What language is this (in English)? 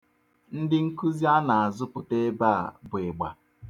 Igbo